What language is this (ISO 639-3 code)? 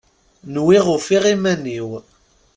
kab